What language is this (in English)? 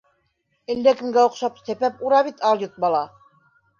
Bashkir